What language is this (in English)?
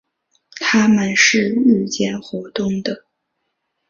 Chinese